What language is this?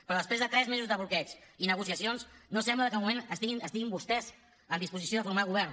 Catalan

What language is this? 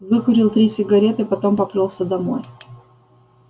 Russian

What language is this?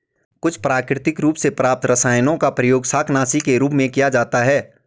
Hindi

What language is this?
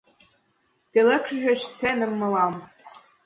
Mari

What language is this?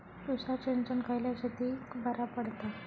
Marathi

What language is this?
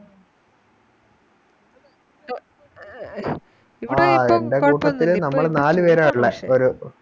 Malayalam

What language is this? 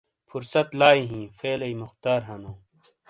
Shina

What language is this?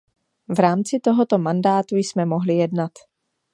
Czech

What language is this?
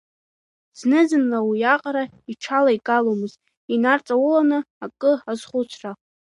Abkhazian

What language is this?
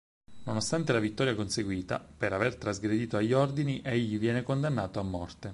Italian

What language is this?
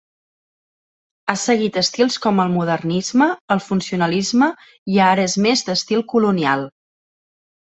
Catalan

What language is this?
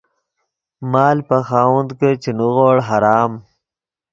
Yidgha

